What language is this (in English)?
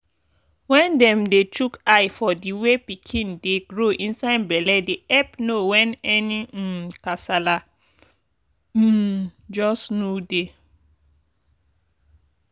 Nigerian Pidgin